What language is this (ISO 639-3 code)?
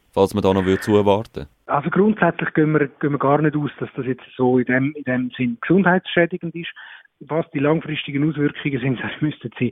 deu